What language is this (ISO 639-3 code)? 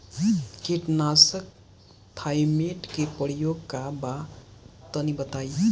bho